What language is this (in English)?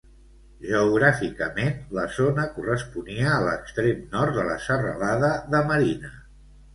Catalan